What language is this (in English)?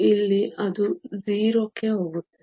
Kannada